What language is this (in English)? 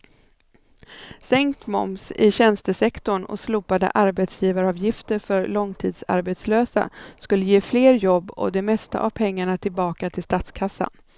Swedish